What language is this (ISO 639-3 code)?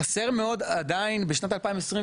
heb